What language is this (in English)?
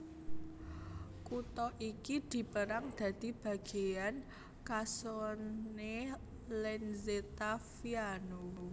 Javanese